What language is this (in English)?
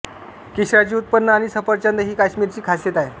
Marathi